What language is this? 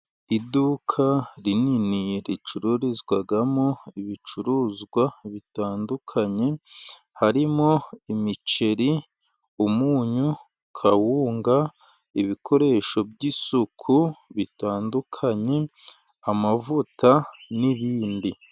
Kinyarwanda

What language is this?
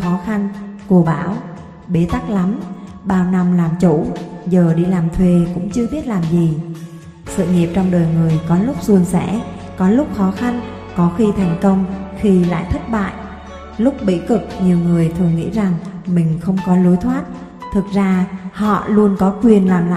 Vietnamese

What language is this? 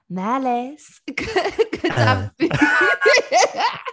Welsh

